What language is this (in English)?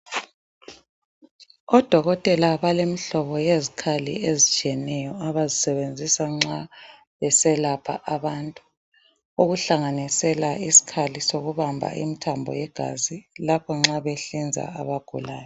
North Ndebele